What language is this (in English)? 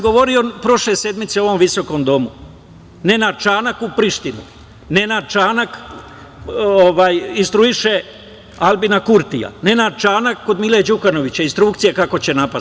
Serbian